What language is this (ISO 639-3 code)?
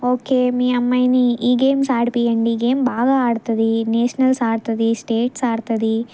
tel